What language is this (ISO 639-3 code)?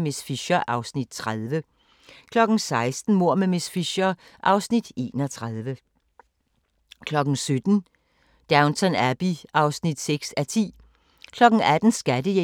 dan